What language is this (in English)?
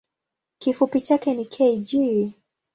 Swahili